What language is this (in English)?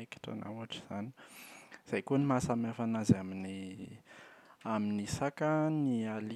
Malagasy